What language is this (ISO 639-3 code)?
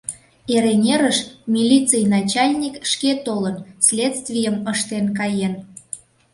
chm